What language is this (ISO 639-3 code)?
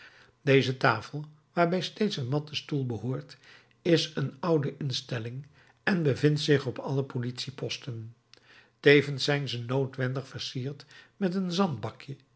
nld